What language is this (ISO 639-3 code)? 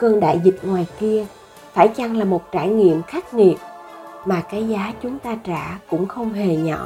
vie